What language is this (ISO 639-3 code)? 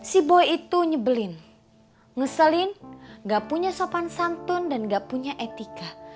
ind